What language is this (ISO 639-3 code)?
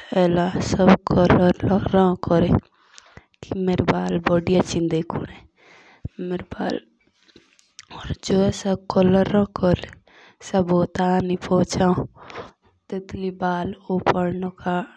jns